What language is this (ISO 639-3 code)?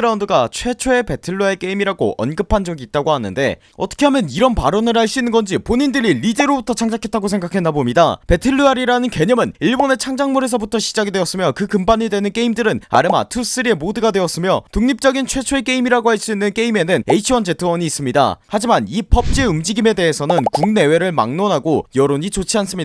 kor